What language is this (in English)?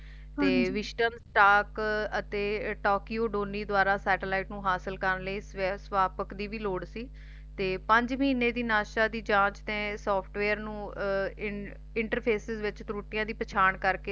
Punjabi